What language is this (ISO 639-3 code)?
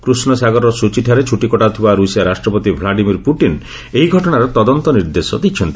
ori